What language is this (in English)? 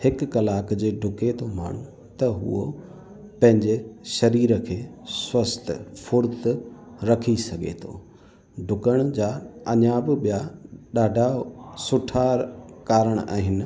Sindhi